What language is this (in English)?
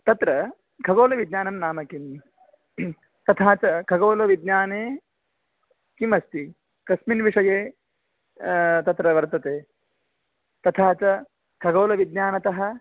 Sanskrit